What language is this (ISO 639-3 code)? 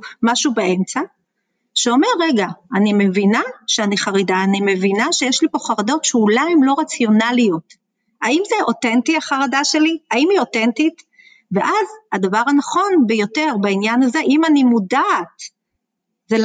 heb